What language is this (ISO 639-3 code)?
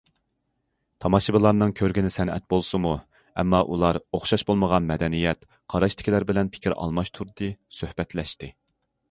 uig